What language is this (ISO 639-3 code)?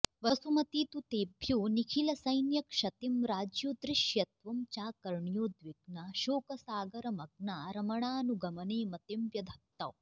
san